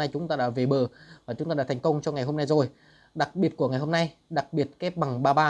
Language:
Vietnamese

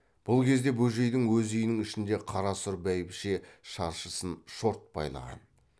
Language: Kazakh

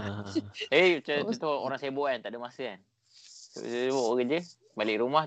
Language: Malay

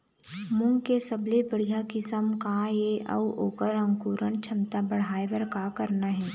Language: Chhattisgarhi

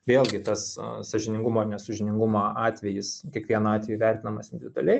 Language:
Lithuanian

